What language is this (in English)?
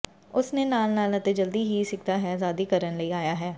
Punjabi